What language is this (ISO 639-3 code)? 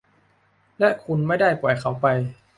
tha